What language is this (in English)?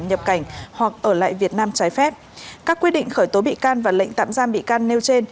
Vietnamese